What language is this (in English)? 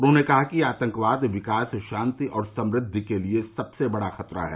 Hindi